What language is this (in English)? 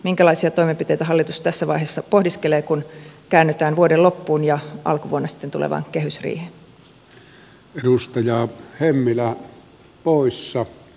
Finnish